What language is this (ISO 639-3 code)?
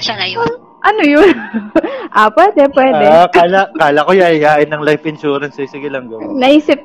fil